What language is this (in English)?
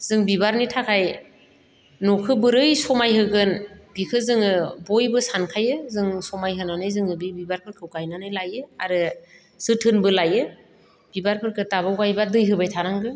Bodo